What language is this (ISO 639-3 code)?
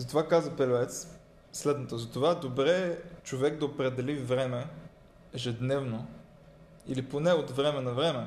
bul